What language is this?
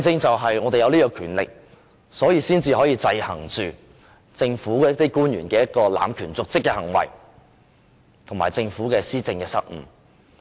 Cantonese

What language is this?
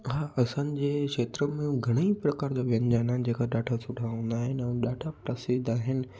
Sindhi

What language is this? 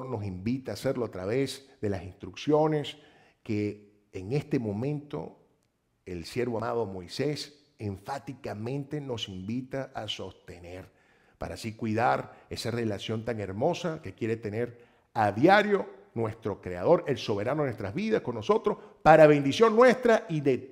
Spanish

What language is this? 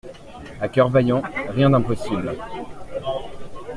French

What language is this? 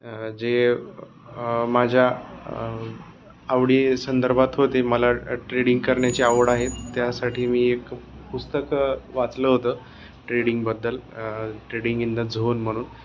Marathi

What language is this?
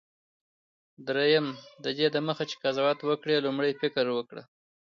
Pashto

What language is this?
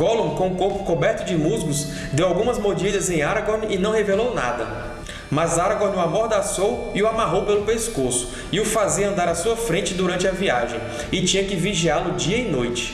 Portuguese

